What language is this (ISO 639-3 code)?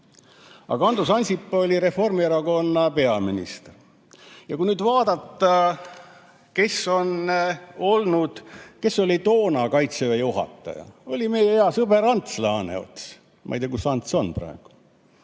est